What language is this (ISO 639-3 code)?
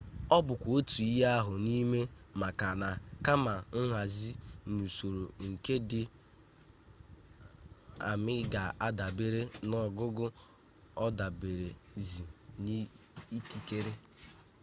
ibo